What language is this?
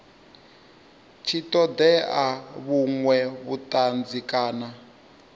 Venda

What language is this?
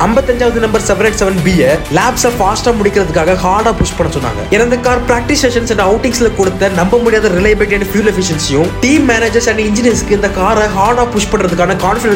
Tamil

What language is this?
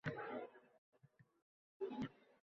Uzbek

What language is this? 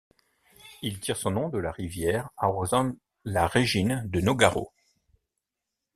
French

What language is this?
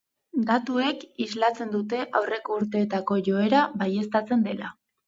Basque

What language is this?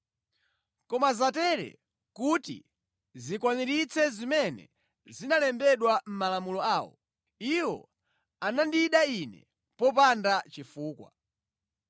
Nyanja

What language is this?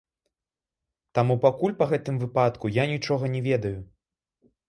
Belarusian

